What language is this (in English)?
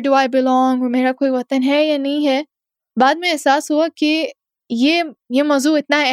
Urdu